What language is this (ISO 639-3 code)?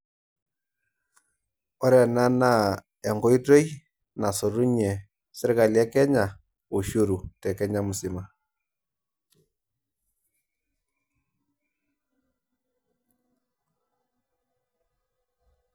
mas